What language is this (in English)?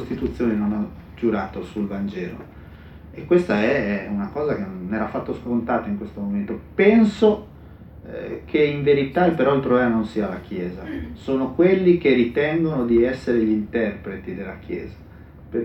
Italian